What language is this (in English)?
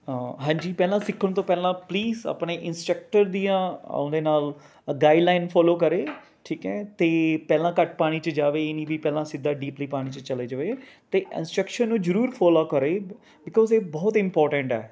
Punjabi